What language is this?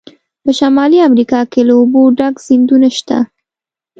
Pashto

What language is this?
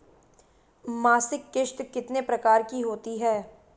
Hindi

